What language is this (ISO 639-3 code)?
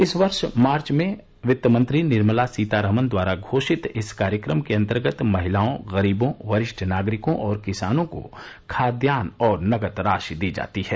hin